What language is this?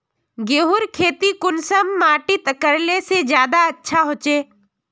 Magahi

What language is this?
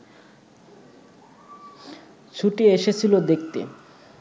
Bangla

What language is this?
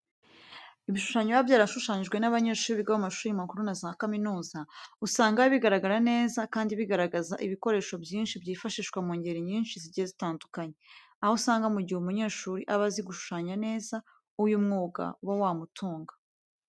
Kinyarwanda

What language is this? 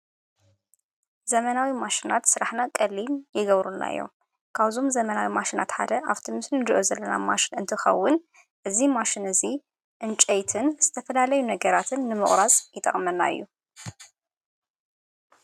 Tigrinya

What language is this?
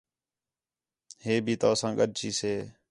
Khetrani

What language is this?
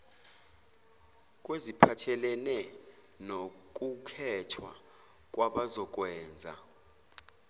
Zulu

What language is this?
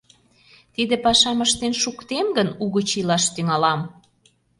Mari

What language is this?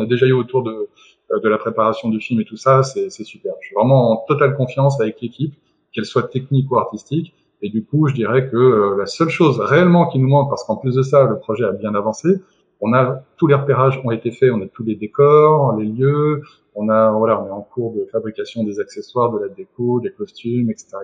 French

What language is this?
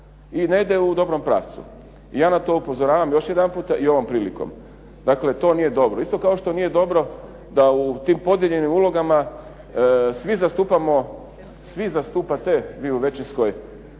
Croatian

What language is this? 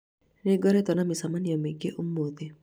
Kikuyu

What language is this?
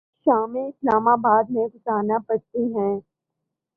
Urdu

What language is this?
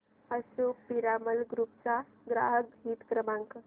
Marathi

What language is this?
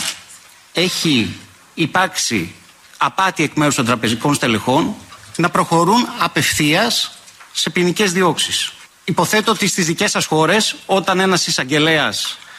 Greek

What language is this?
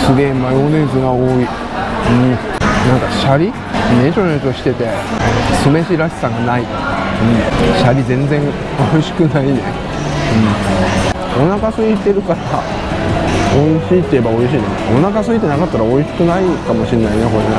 Japanese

